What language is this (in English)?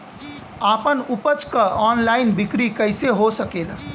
Bhojpuri